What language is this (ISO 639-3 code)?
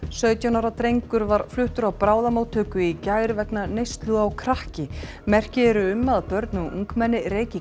isl